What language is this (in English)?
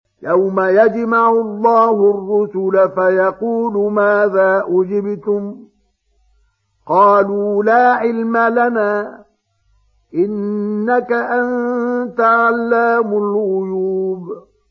Arabic